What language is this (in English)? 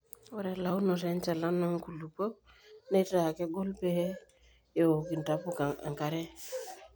Masai